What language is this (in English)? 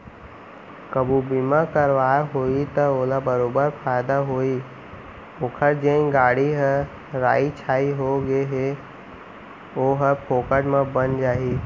Chhattisgarhi